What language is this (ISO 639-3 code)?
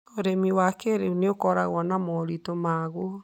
kik